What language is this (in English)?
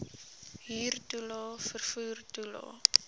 Afrikaans